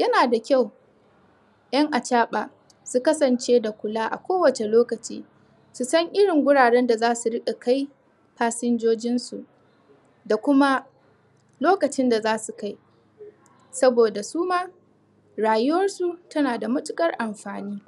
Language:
Hausa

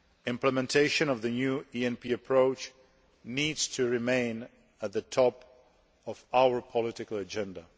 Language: English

